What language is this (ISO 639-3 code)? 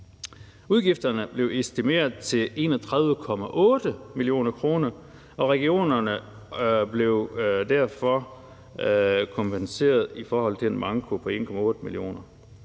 dan